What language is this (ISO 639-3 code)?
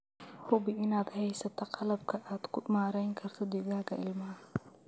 som